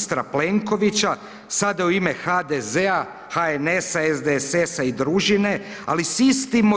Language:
Croatian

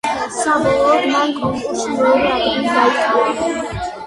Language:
Georgian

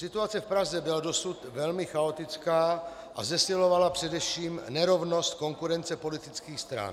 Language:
Czech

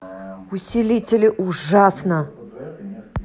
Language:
Russian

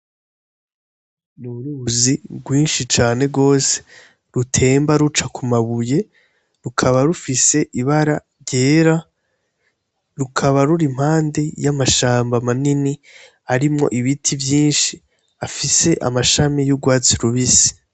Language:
Rundi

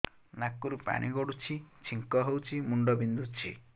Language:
Odia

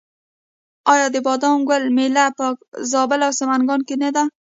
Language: Pashto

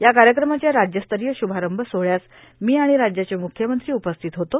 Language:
Marathi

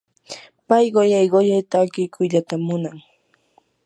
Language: Yanahuanca Pasco Quechua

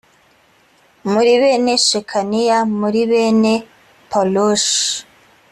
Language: Kinyarwanda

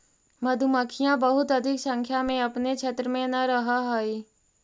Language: Magahi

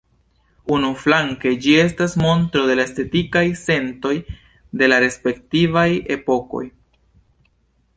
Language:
Esperanto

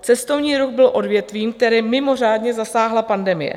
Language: Czech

